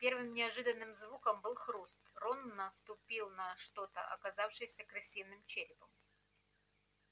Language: Russian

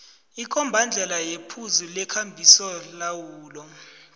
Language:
South Ndebele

